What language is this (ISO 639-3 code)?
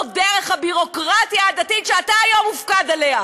heb